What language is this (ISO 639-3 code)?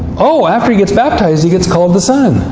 eng